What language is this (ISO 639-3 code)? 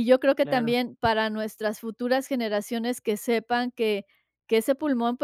spa